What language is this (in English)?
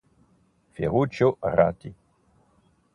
Italian